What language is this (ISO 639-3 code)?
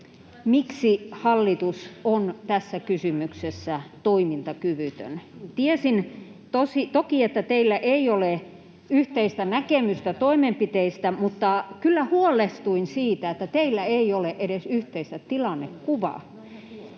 fin